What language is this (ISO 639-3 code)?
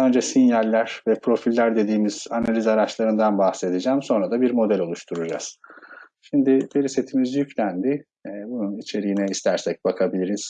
tur